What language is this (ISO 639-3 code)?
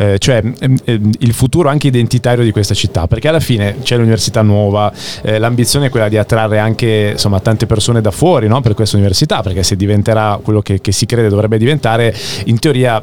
ita